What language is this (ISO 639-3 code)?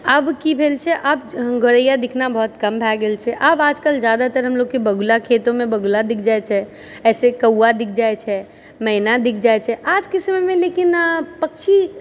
mai